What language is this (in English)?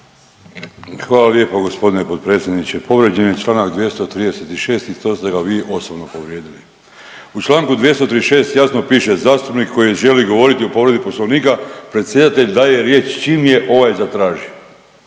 Croatian